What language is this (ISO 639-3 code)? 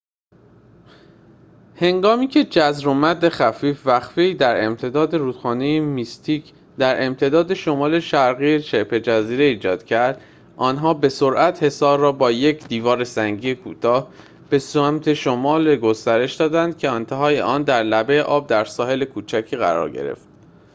fas